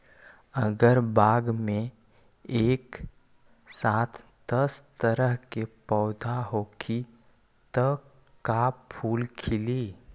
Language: Magahi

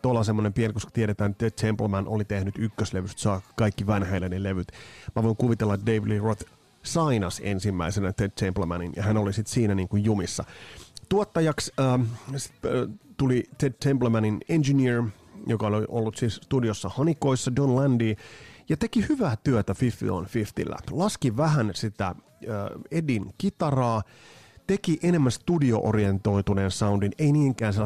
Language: Finnish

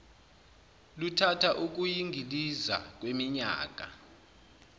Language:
Zulu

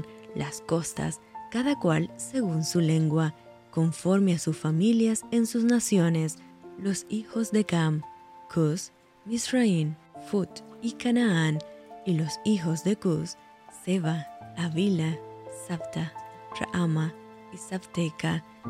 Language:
Spanish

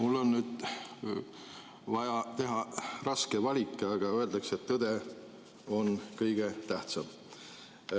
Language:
Estonian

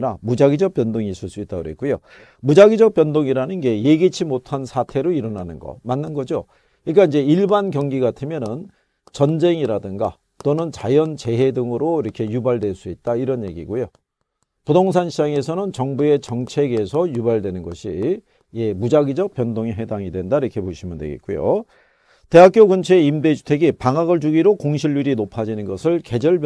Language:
Korean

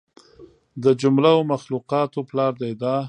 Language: Pashto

